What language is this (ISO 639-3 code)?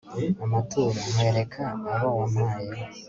kin